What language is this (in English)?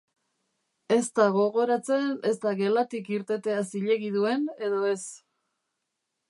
Basque